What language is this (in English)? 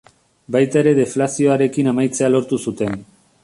Basque